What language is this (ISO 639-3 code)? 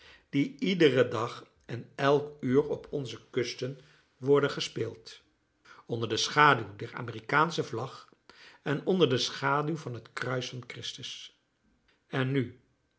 nld